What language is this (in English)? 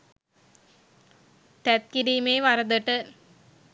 Sinhala